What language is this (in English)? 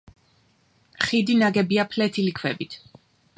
Georgian